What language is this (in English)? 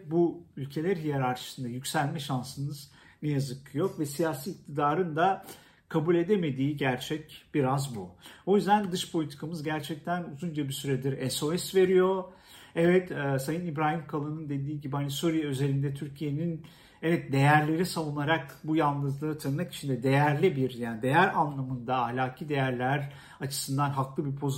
Turkish